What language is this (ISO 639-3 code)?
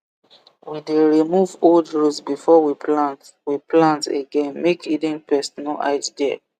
pcm